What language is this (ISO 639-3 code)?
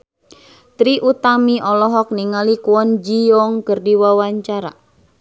sun